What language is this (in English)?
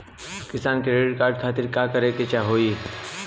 Bhojpuri